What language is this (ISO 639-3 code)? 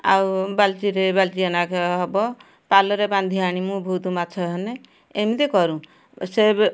ori